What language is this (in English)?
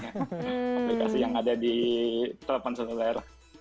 Indonesian